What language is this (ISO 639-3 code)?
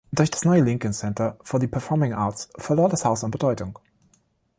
deu